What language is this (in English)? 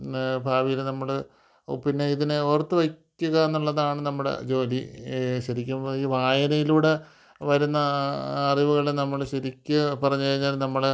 Malayalam